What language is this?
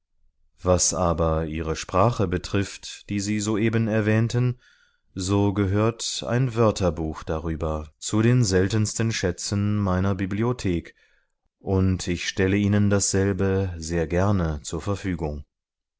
German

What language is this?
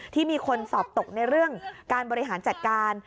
Thai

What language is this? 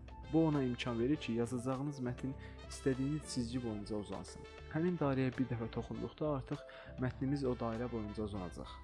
Turkish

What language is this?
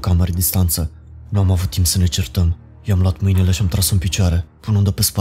Romanian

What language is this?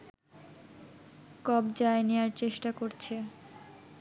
Bangla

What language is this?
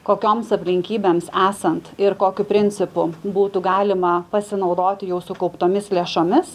Lithuanian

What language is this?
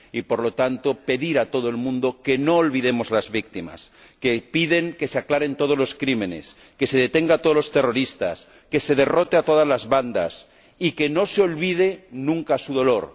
Spanish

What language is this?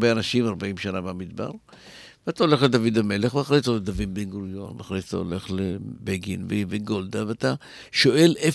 Hebrew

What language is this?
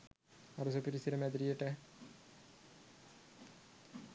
Sinhala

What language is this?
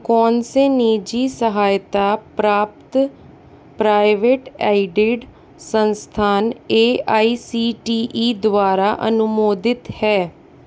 Hindi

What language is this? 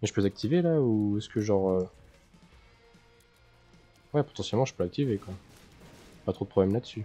French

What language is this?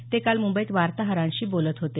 Marathi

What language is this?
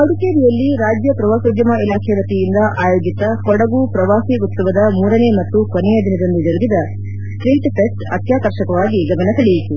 Kannada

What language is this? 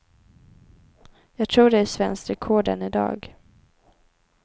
Swedish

